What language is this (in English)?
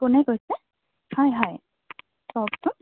Assamese